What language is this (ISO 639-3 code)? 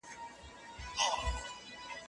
pus